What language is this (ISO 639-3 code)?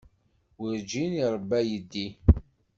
kab